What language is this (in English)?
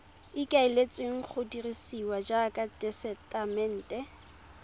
Tswana